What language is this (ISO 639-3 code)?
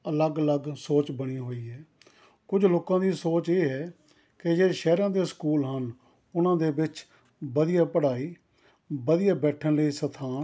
pan